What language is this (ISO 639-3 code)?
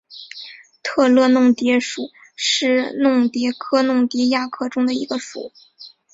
zho